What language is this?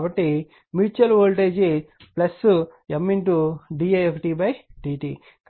Telugu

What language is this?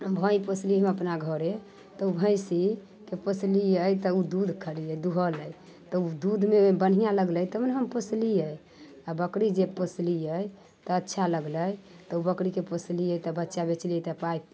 Maithili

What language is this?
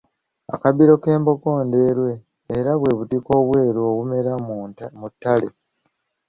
Ganda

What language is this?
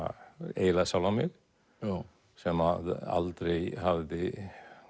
Icelandic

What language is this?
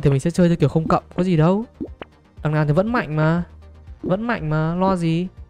Vietnamese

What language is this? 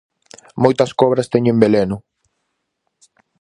Galician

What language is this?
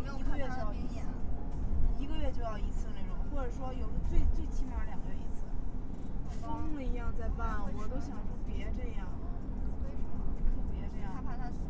Chinese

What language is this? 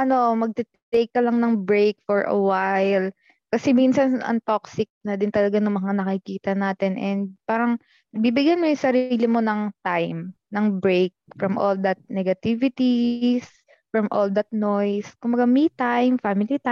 Filipino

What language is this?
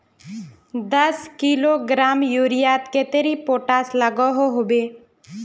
Magahi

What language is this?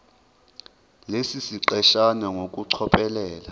Zulu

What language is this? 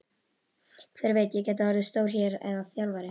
Icelandic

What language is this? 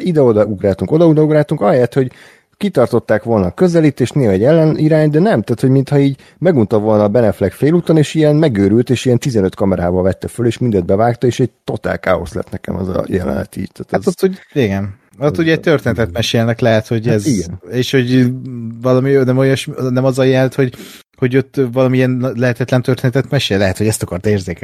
Hungarian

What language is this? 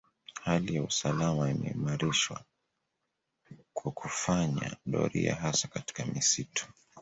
Swahili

